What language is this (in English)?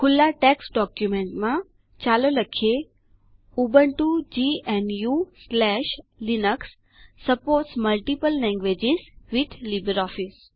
Gujarati